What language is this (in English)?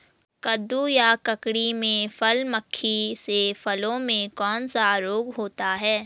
Hindi